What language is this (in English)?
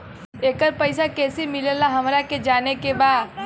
Bhojpuri